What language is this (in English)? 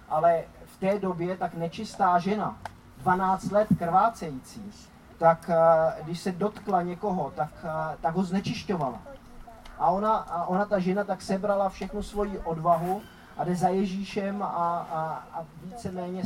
Czech